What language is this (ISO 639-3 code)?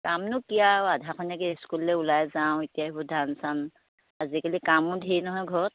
asm